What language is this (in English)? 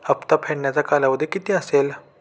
Marathi